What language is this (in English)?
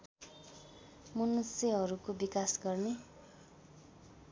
Nepali